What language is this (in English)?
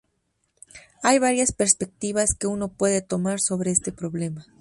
Spanish